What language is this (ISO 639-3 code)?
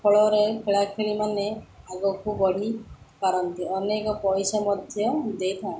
ori